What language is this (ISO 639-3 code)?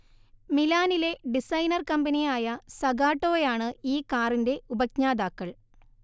mal